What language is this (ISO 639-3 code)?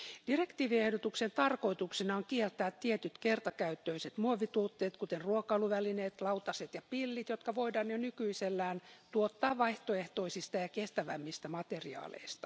fin